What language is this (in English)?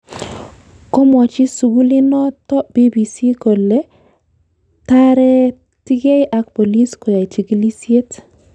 Kalenjin